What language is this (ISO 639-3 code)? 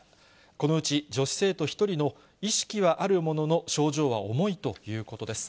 jpn